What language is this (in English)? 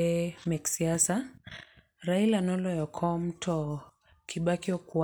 Luo (Kenya and Tanzania)